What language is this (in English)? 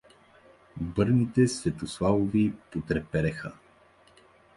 Bulgarian